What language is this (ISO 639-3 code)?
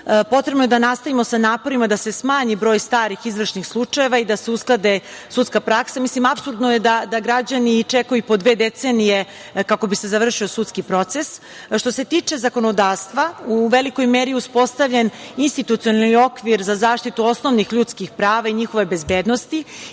srp